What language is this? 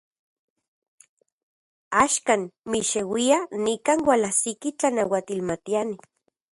Central Puebla Nahuatl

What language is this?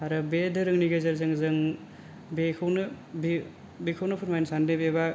Bodo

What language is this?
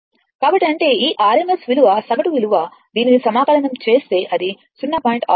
Telugu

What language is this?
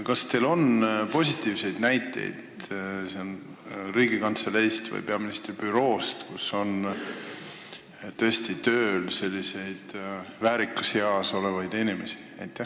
Estonian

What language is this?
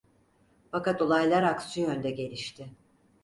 Turkish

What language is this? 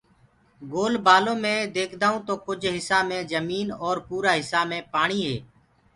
Gurgula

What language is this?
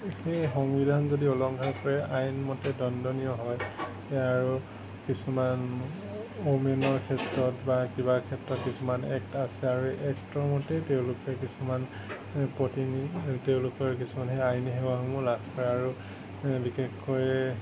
Assamese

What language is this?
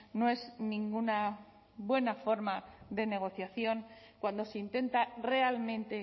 Spanish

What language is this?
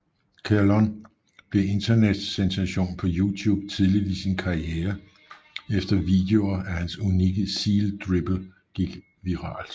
Danish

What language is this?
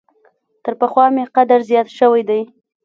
Pashto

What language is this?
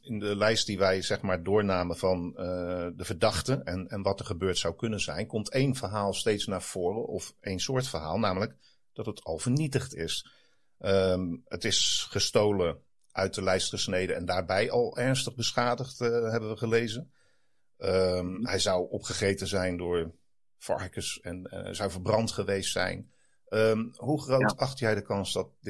Dutch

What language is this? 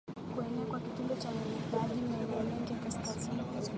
Swahili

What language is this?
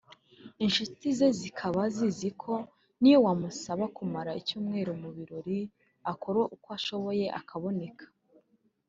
Kinyarwanda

